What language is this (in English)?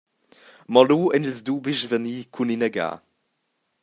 Romansh